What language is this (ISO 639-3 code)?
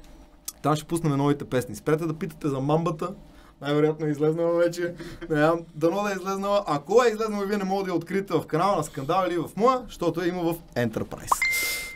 bul